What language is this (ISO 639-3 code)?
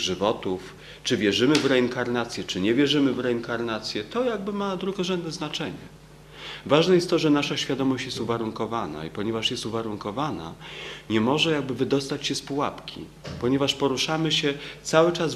pol